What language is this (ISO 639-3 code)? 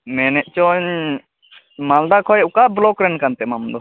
sat